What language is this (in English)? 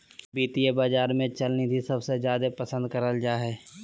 Magahi